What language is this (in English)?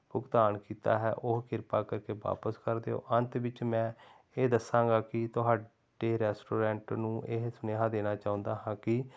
Punjabi